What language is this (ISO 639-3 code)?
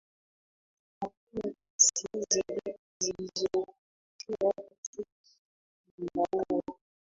swa